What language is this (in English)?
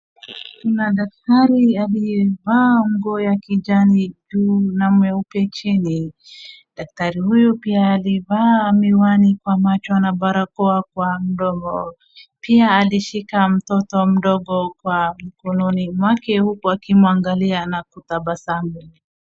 Swahili